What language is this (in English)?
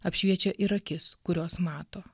Lithuanian